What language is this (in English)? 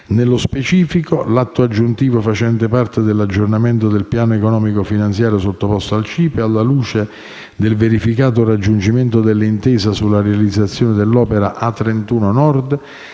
Italian